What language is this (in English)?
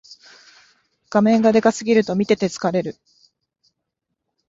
Japanese